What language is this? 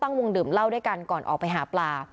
Thai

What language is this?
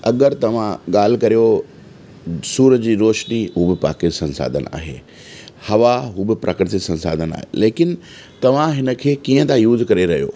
Sindhi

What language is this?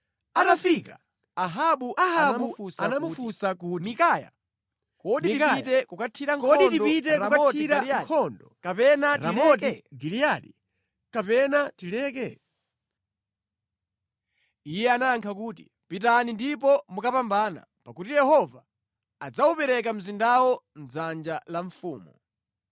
Nyanja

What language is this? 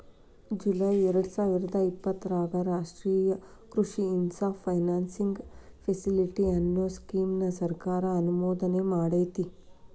Kannada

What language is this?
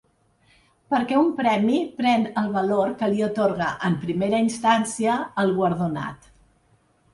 Catalan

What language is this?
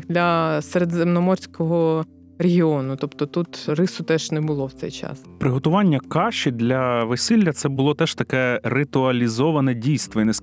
Ukrainian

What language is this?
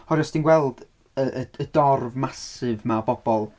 Welsh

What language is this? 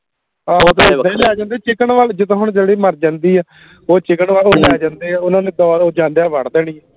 Punjabi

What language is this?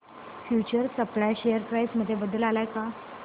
Marathi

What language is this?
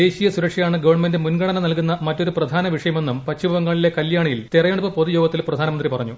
Malayalam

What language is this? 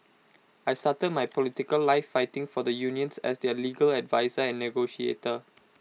English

